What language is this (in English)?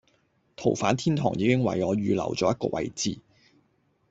Cantonese